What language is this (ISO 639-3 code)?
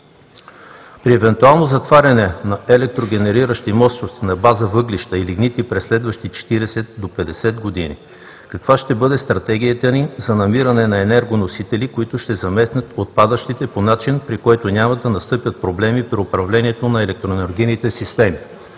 bul